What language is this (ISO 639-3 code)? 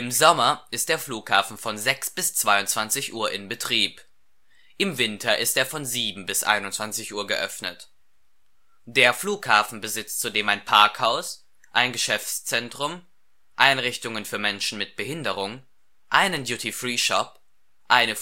deu